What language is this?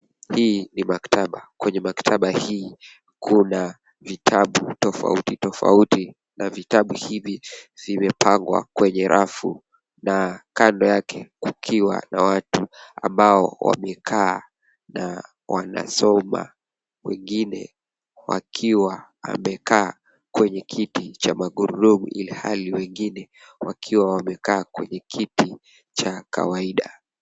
Swahili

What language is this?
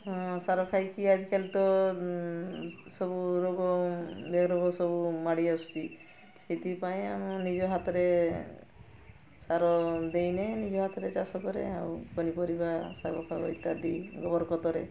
Odia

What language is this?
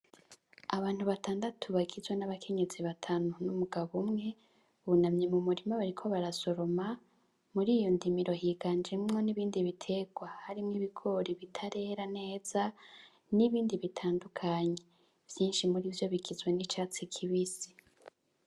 Rundi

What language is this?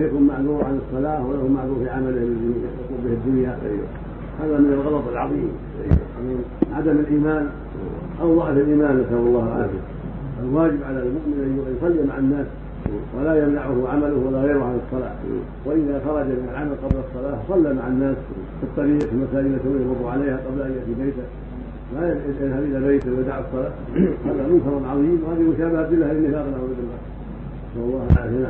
Arabic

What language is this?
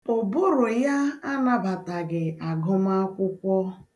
Igbo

